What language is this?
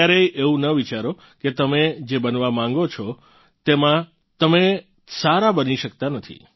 Gujarati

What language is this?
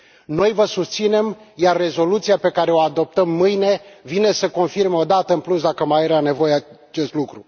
Romanian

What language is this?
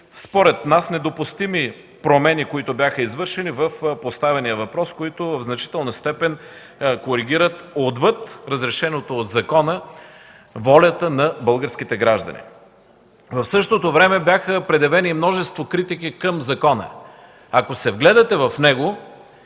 Bulgarian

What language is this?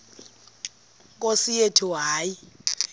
Xhosa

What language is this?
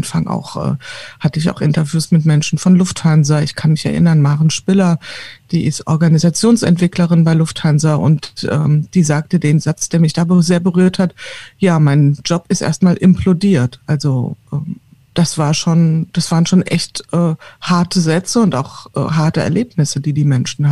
German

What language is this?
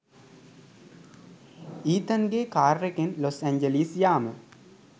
Sinhala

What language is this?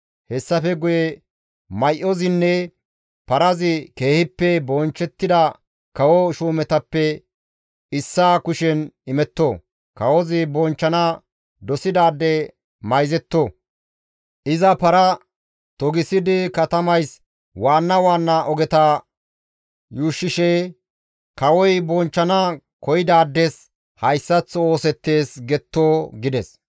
Gamo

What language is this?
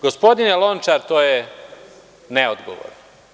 Serbian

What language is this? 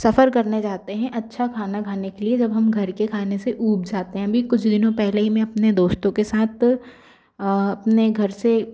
Hindi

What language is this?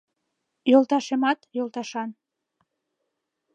Mari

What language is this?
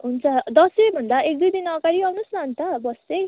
Nepali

